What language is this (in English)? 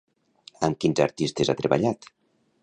Catalan